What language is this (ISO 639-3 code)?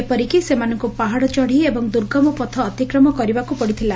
ori